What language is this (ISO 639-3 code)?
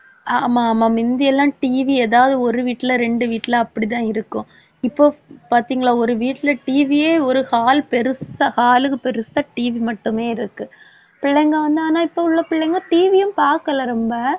tam